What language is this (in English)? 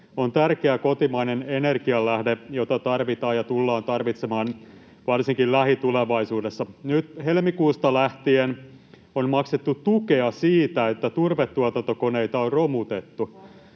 Finnish